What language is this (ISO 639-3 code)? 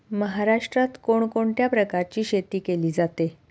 mar